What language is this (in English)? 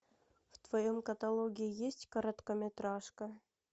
Russian